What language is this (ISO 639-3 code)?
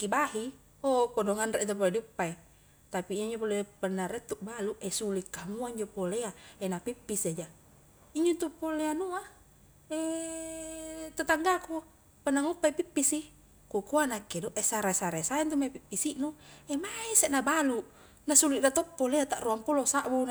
kjk